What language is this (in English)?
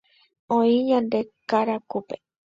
Guarani